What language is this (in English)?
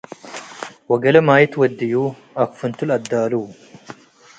Tigre